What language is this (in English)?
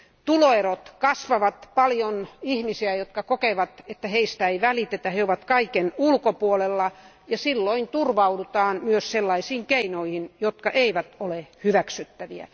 Finnish